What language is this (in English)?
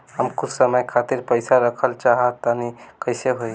Bhojpuri